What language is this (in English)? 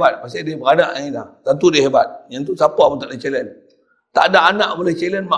Malay